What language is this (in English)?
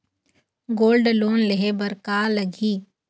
Chhattisgarhi